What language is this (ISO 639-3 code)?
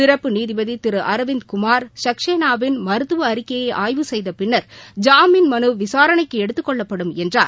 tam